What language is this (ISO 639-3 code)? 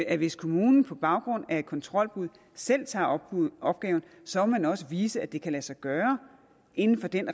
dan